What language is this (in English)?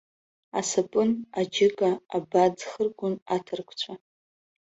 Abkhazian